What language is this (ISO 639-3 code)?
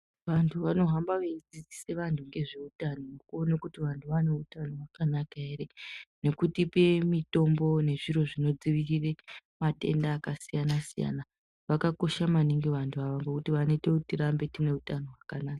ndc